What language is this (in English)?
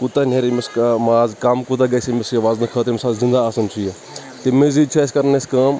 Kashmiri